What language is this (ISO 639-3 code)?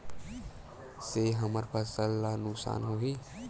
hne